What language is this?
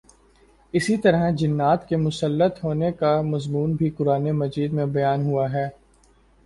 Urdu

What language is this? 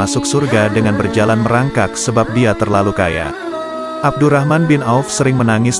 Indonesian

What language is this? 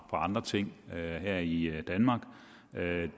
Danish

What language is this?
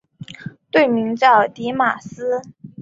Chinese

